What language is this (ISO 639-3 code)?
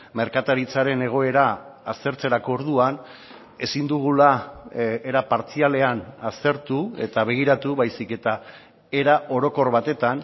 eus